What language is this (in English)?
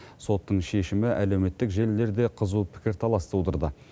Kazakh